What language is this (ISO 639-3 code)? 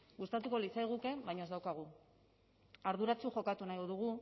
eus